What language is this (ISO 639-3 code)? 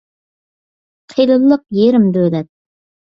uig